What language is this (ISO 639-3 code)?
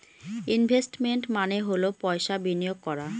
ben